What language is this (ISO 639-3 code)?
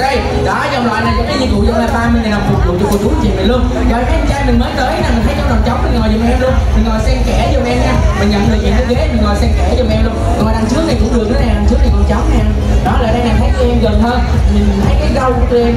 vie